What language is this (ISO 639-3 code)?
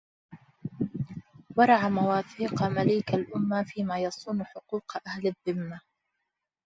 ara